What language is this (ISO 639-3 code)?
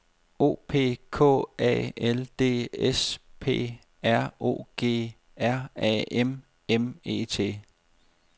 dan